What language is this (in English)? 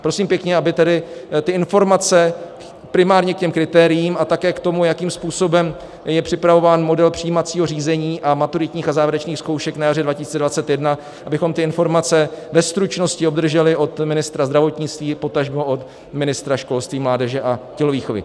Czech